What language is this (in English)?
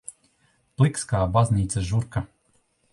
Latvian